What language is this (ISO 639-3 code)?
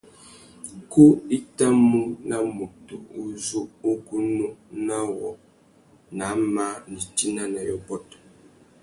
bag